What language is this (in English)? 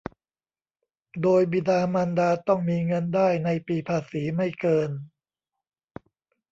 Thai